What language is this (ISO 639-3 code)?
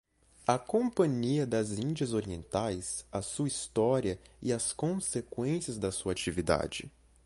por